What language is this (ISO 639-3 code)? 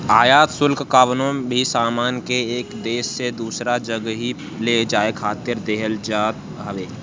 bho